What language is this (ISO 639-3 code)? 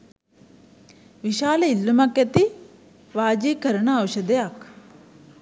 sin